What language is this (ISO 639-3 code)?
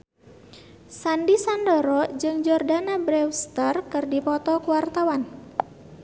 sun